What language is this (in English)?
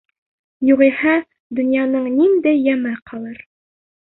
Bashkir